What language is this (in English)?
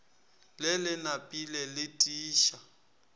Northern Sotho